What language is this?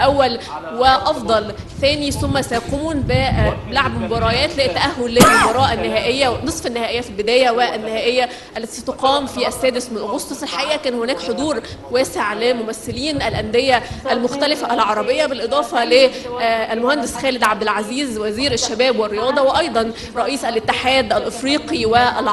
Arabic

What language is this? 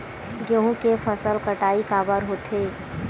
Chhattisgarhi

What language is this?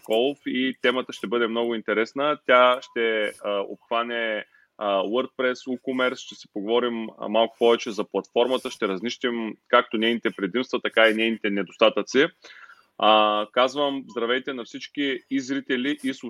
Bulgarian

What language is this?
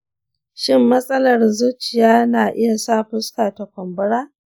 Hausa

